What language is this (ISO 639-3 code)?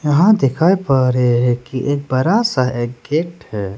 hin